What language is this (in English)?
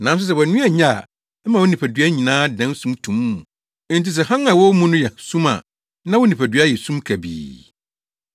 Akan